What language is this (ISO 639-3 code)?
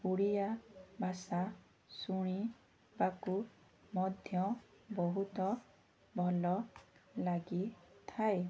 ori